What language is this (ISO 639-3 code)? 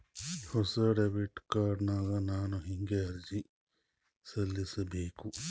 kan